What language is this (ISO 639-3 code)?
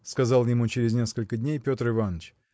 rus